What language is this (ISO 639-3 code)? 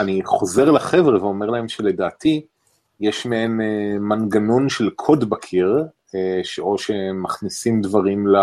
heb